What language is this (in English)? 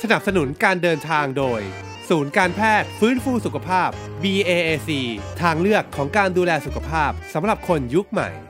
Thai